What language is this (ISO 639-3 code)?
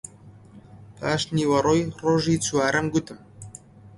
ckb